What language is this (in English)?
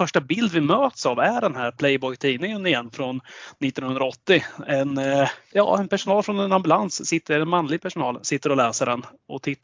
Swedish